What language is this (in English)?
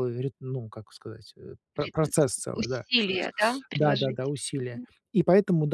Russian